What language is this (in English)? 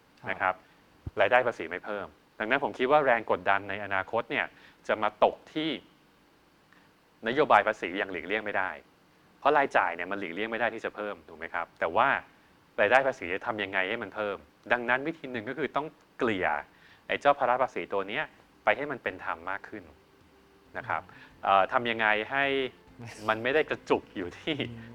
Thai